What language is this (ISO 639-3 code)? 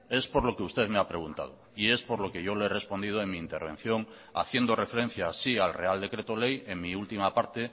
spa